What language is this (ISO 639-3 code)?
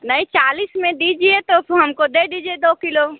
hin